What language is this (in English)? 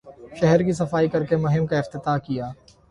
Urdu